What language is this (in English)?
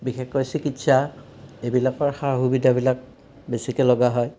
Assamese